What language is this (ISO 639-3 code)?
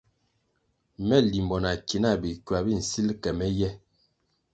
nmg